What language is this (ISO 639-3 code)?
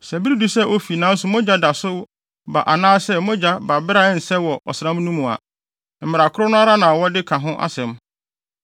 aka